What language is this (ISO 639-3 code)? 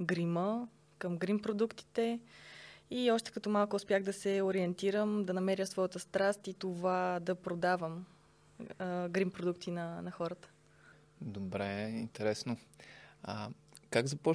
bul